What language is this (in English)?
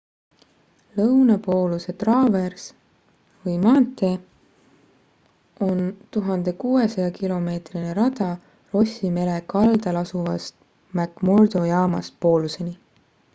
Estonian